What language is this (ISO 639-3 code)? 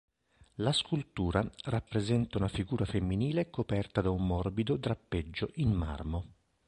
ita